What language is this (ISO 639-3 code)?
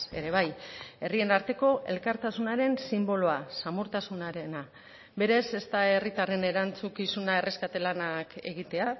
eus